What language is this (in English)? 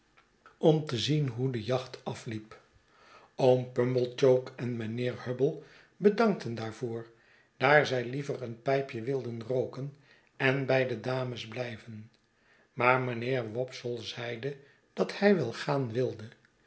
Dutch